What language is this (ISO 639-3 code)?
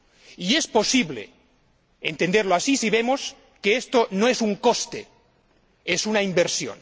spa